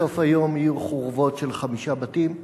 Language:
Hebrew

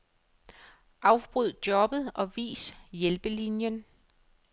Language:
Danish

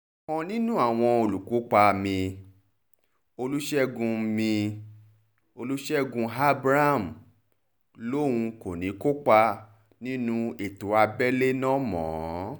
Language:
Yoruba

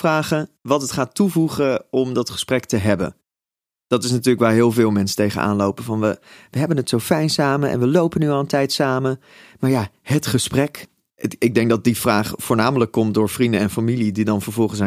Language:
Dutch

